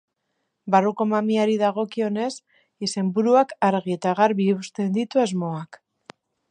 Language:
Basque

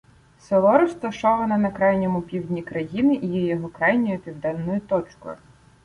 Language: Ukrainian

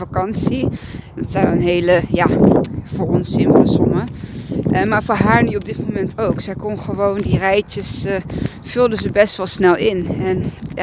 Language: Dutch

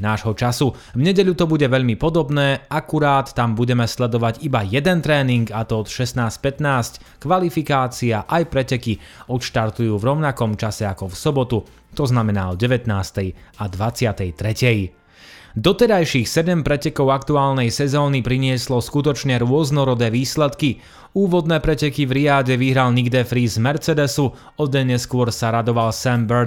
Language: Slovak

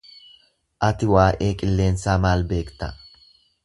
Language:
Oromo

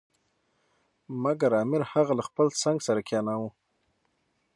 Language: Pashto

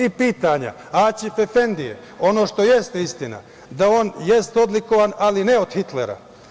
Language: Serbian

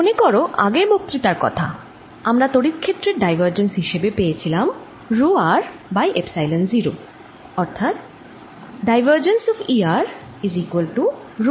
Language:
Bangla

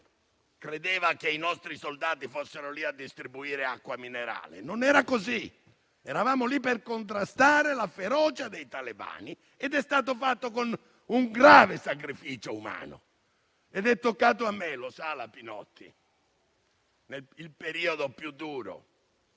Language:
Italian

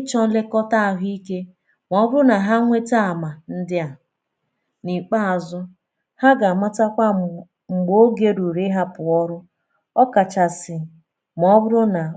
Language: Igbo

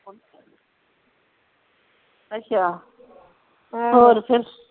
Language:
Punjabi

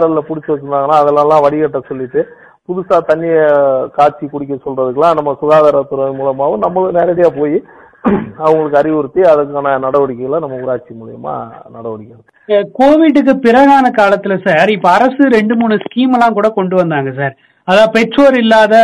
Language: Tamil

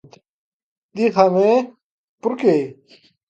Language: Galician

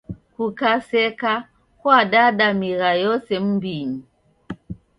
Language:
Taita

